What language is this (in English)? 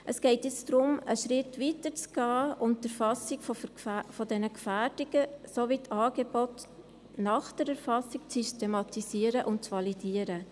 Swiss German